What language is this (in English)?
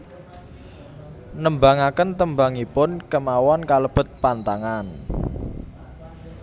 Javanese